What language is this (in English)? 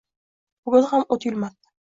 Uzbek